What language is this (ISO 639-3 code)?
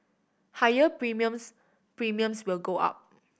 eng